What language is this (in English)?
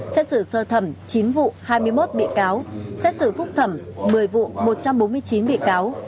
Vietnamese